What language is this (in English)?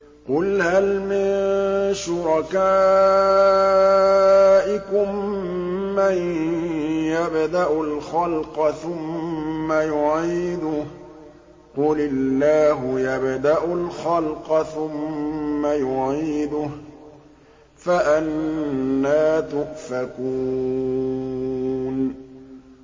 Arabic